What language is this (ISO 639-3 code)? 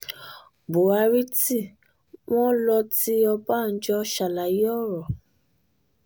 yor